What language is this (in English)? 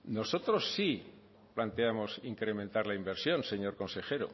Spanish